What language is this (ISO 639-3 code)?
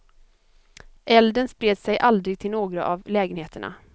swe